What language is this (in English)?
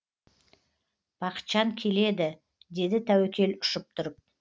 Kazakh